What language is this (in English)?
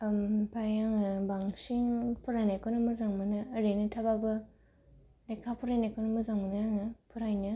Bodo